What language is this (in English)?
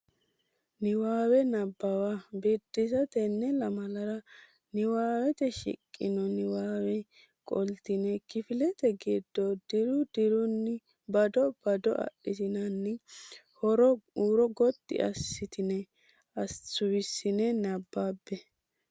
Sidamo